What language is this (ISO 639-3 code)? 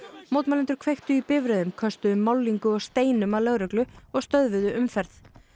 isl